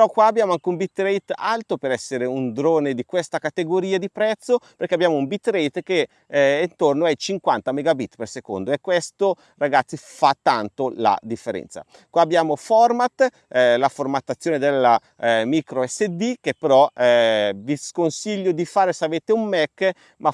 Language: Italian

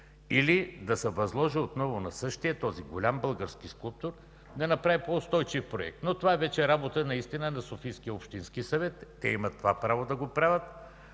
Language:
Bulgarian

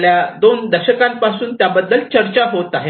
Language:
Marathi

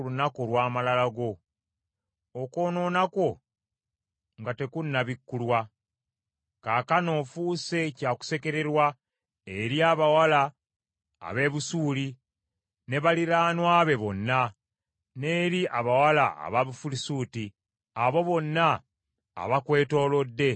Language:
Ganda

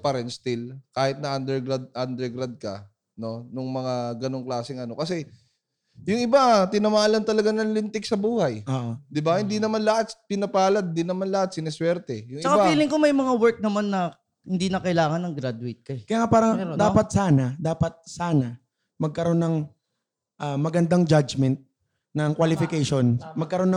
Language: Filipino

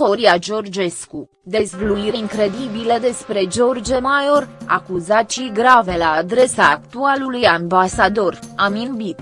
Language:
Romanian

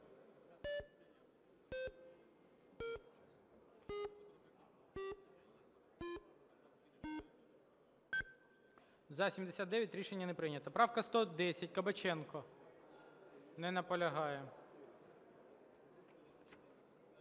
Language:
Ukrainian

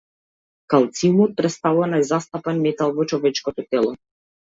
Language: Macedonian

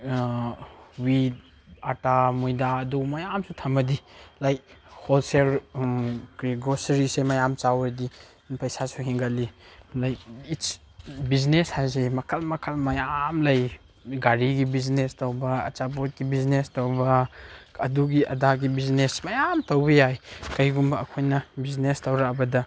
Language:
Manipuri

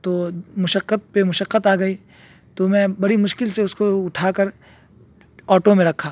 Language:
Urdu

